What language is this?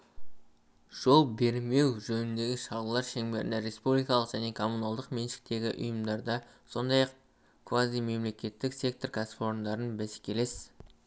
Kazakh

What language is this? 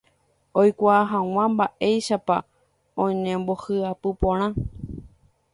Guarani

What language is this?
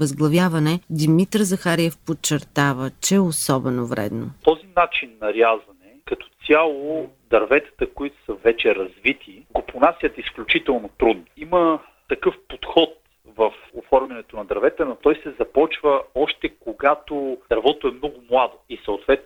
Bulgarian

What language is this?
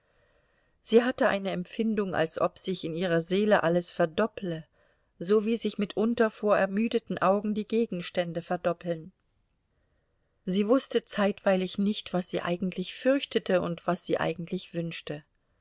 German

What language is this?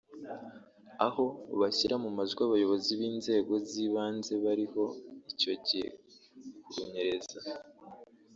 Kinyarwanda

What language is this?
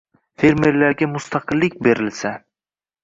Uzbek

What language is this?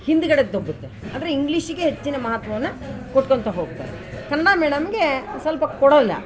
Kannada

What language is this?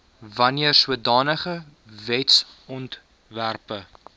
Afrikaans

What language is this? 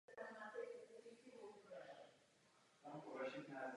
Czech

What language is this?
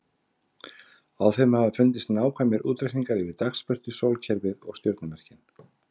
Icelandic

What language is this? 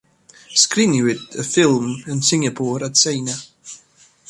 Welsh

